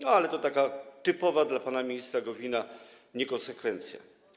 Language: Polish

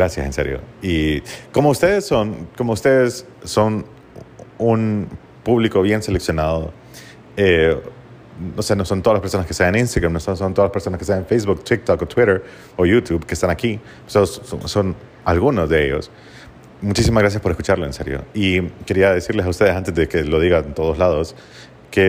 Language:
Spanish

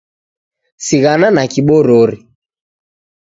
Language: Taita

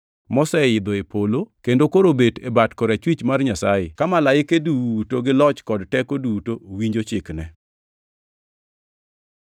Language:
Luo (Kenya and Tanzania)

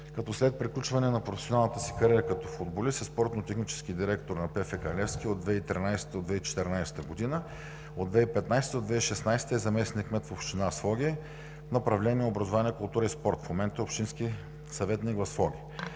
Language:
Bulgarian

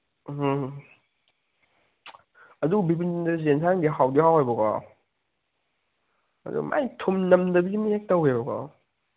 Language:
Manipuri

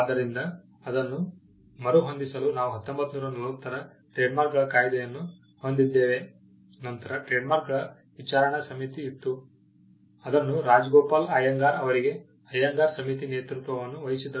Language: Kannada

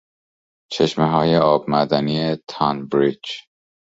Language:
Persian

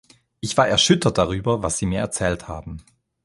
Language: German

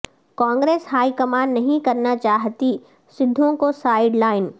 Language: Urdu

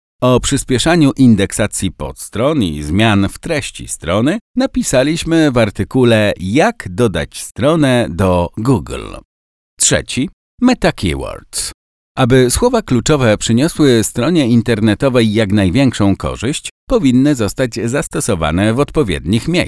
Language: Polish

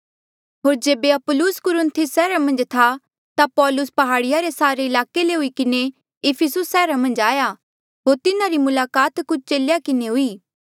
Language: Mandeali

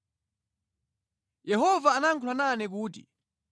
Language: Nyanja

